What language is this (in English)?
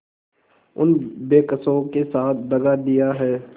Hindi